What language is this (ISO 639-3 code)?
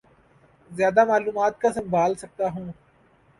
urd